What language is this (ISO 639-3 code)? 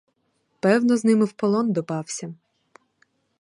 ukr